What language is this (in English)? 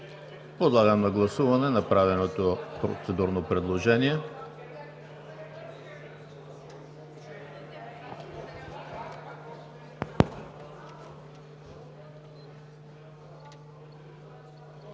Bulgarian